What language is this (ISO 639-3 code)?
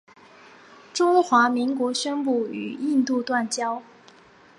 zho